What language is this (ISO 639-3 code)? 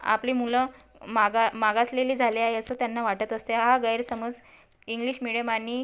mar